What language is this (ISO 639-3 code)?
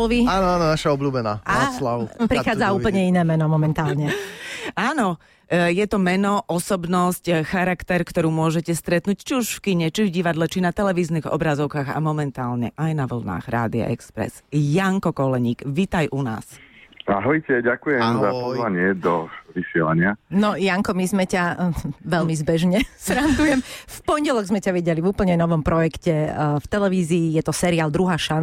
slk